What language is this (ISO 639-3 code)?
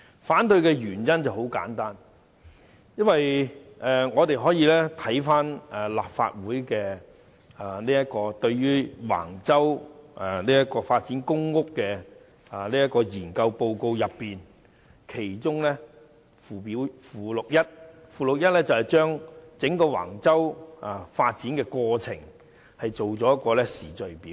yue